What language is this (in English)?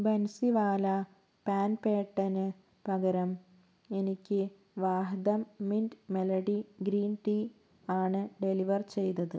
Malayalam